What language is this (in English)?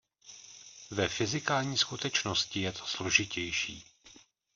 Czech